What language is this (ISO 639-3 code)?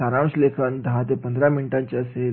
mar